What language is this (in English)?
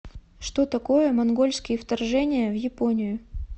Russian